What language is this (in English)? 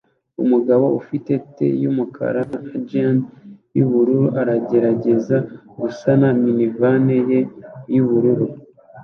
Kinyarwanda